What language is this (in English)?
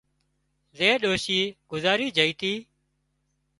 Wadiyara Koli